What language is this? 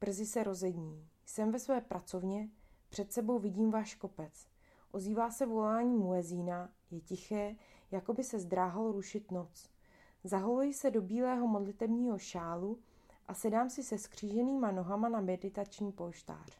Czech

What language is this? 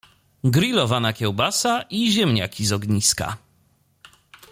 Polish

